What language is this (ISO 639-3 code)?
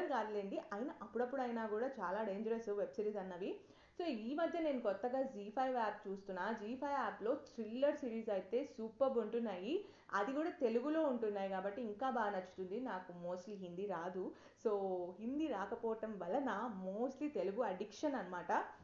tel